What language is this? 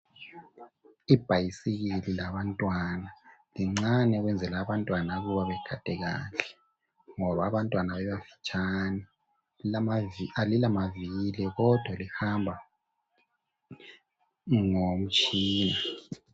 North Ndebele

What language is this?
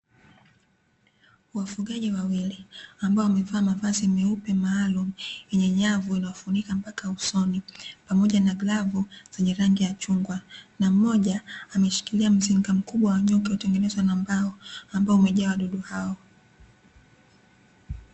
Swahili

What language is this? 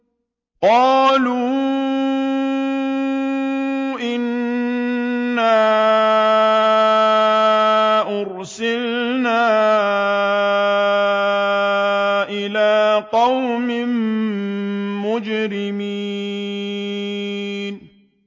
Arabic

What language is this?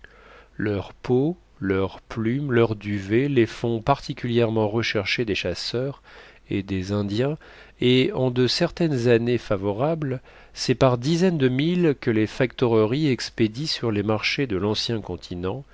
French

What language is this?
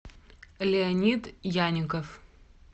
Russian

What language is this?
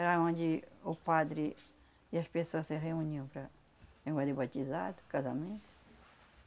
Portuguese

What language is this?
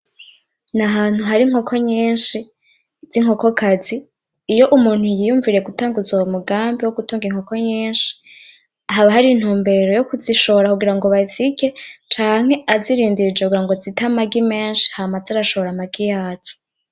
Rundi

